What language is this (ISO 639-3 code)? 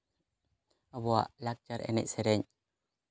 sat